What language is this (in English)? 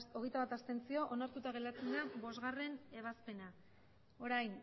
Basque